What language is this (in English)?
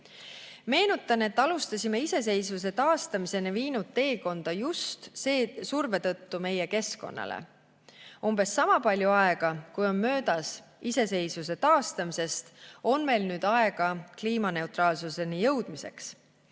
Estonian